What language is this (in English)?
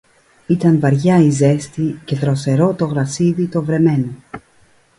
Greek